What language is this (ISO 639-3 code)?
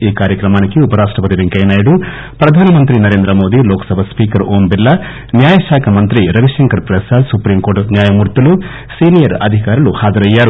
tel